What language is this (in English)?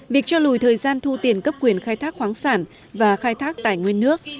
Vietnamese